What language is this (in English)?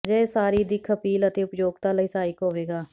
Punjabi